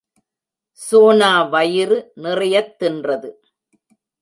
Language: Tamil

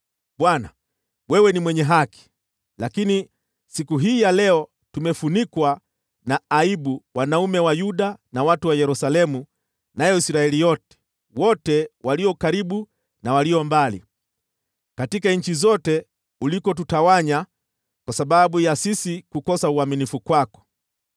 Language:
Swahili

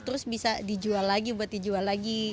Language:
Indonesian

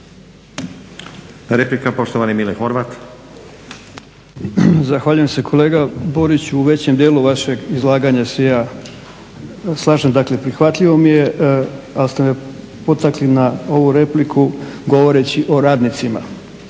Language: Croatian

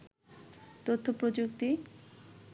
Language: Bangla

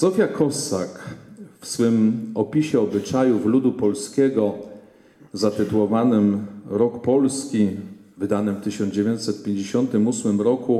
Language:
Polish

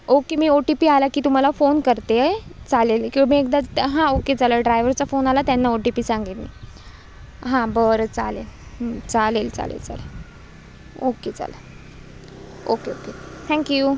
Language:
Marathi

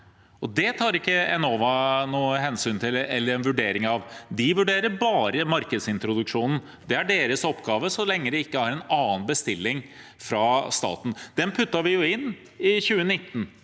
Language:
Norwegian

